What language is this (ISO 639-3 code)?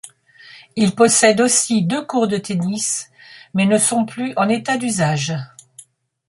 fra